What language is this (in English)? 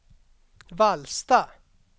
Swedish